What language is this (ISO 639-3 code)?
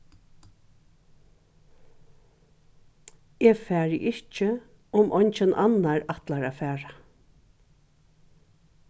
fao